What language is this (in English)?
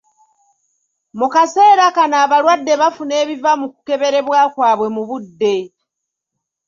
Ganda